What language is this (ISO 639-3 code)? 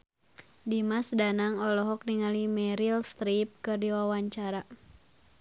sun